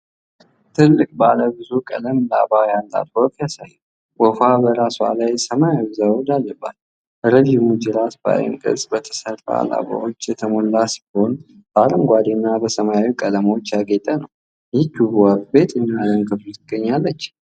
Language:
Amharic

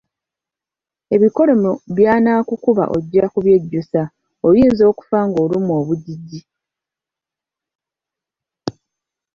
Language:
Ganda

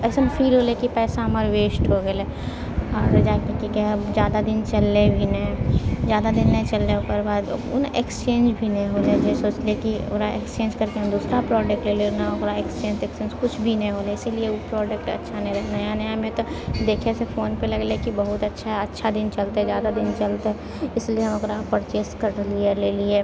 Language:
Maithili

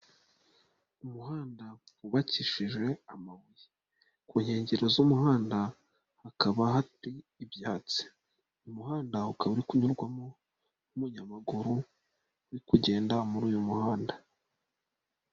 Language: Kinyarwanda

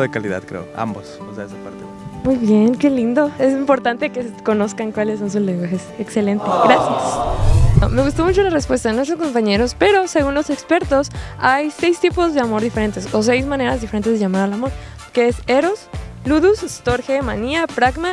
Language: Spanish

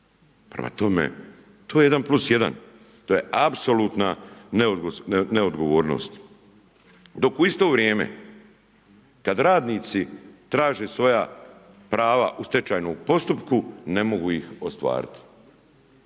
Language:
Croatian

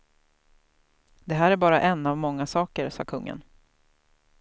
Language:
Swedish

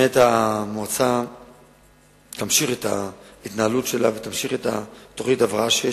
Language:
Hebrew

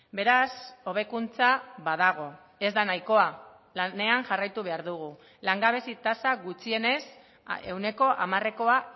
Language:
Basque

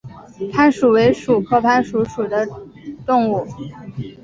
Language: Chinese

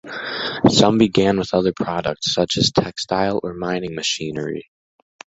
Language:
English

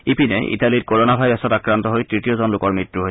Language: Assamese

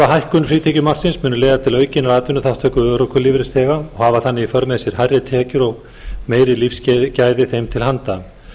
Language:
Icelandic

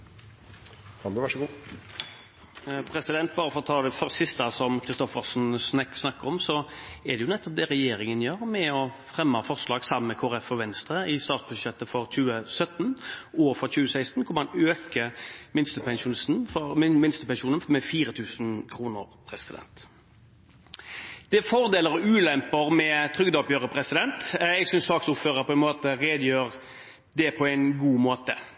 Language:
Norwegian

